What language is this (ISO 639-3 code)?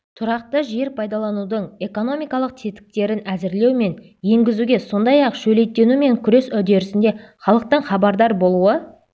kaz